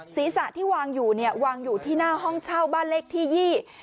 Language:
Thai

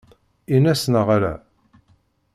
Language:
Kabyle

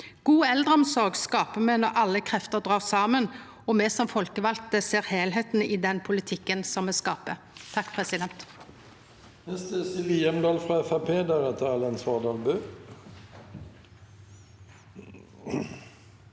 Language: Norwegian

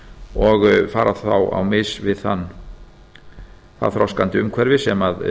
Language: Icelandic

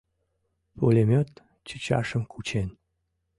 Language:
Mari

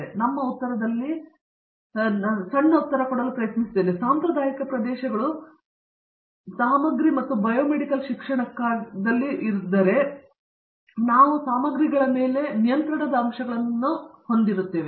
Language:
Kannada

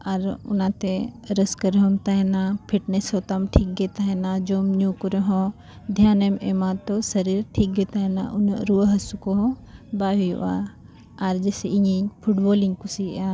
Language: Santali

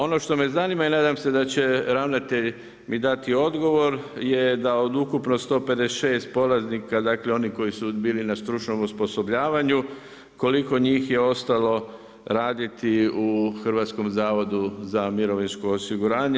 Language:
Croatian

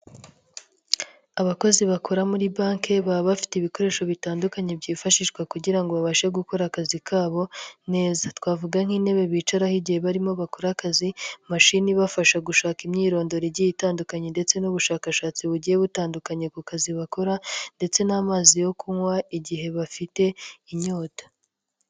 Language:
Kinyarwanda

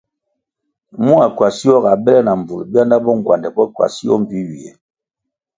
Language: Kwasio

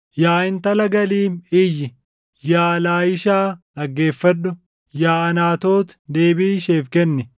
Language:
Oromo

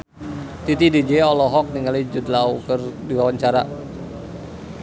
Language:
Sundanese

